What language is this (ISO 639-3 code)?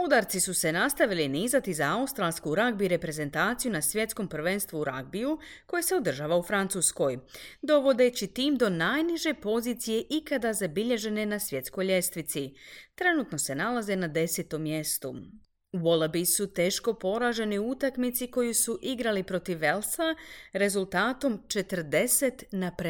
hrv